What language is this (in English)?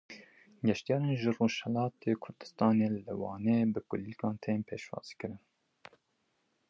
Kurdish